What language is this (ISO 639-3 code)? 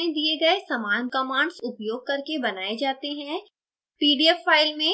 hin